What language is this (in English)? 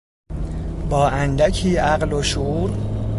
Persian